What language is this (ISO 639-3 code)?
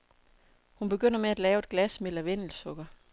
dan